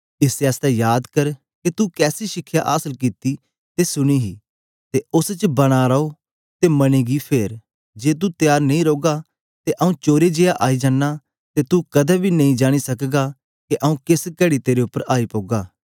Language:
Dogri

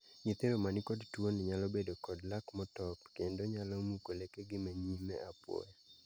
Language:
Luo (Kenya and Tanzania)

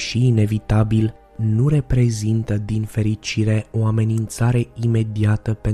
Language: Romanian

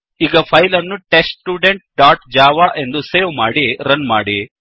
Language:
Kannada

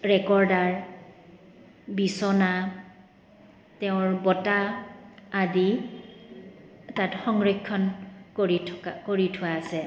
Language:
Assamese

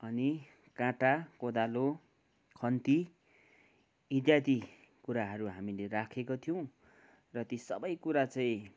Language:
Nepali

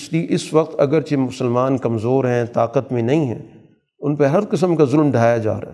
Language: Urdu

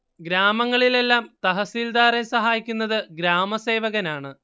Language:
Malayalam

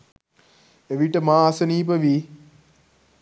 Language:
Sinhala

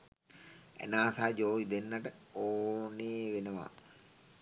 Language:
Sinhala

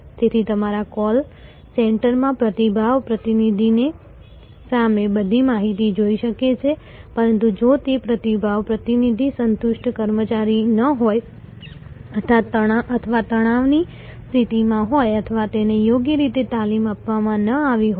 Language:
Gujarati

